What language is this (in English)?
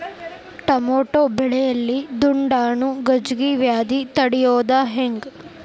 Kannada